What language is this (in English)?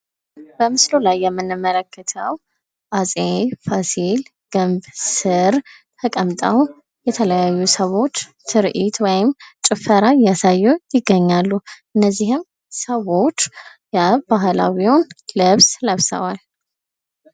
Amharic